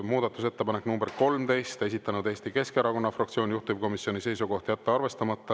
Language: Estonian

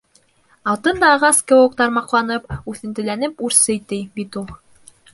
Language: Bashkir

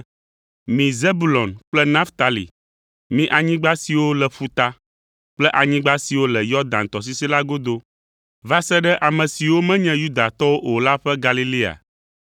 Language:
Ewe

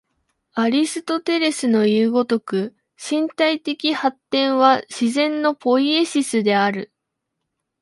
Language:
Japanese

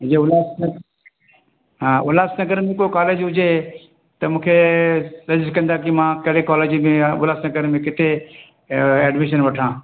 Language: Sindhi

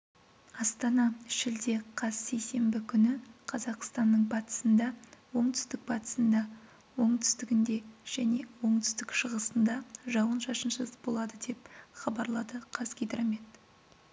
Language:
Kazakh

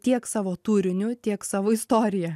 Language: Lithuanian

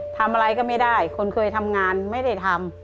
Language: Thai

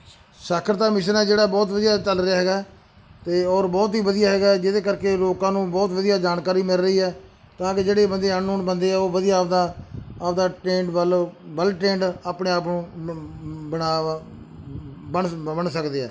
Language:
Punjabi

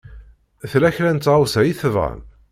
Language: Kabyle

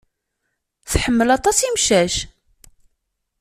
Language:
Kabyle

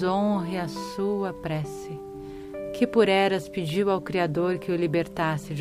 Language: Portuguese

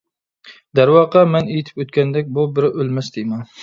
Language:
Uyghur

